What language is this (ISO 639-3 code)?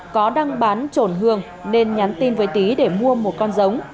vie